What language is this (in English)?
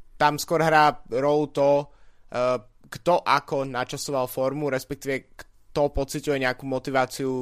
Slovak